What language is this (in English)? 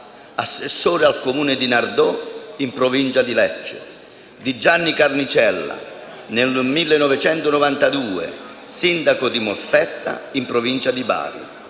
Italian